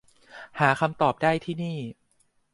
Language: Thai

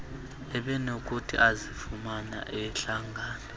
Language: Xhosa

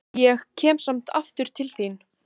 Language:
Icelandic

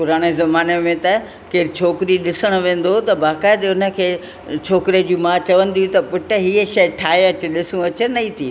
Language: Sindhi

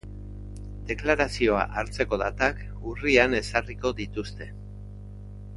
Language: Basque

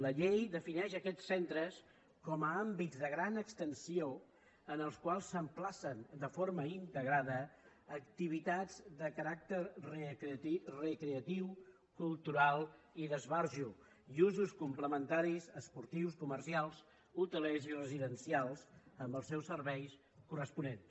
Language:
Catalan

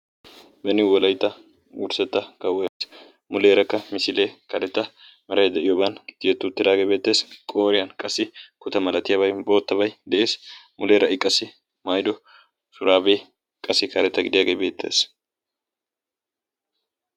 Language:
Wolaytta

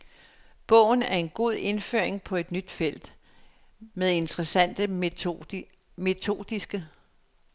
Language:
Danish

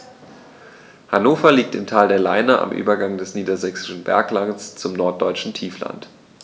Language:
German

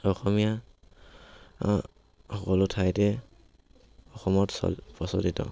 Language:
Assamese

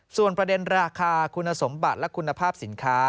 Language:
Thai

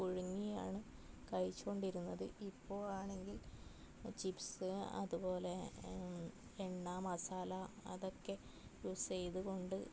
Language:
Malayalam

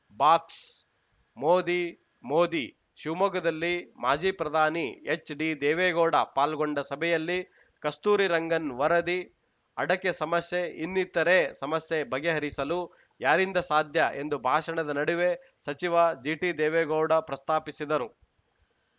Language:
Kannada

